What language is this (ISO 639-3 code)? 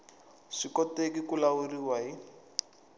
tso